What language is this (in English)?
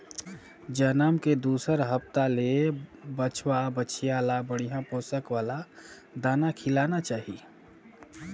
Chhattisgarhi